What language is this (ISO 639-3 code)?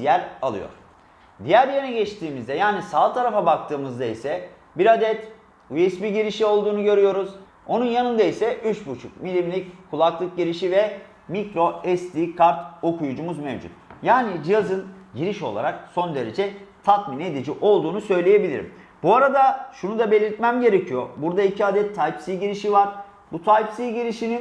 tur